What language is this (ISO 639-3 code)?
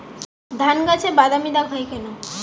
ben